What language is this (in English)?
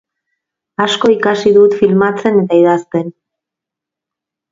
Basque